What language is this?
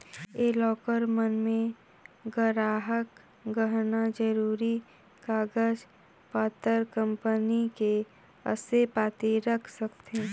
Chhattisgarhi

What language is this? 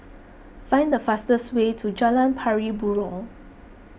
English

